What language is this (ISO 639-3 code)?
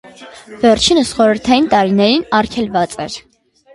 hye